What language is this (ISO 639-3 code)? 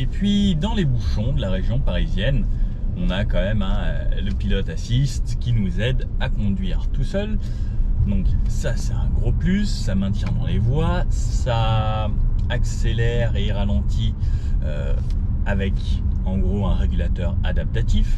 fra